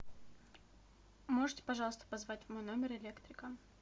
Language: Russian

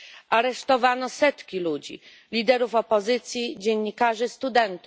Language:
Polish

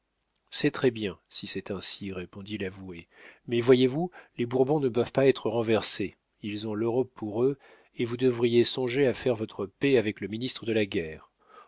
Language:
French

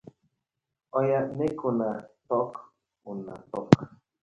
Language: Nigerian Pidgin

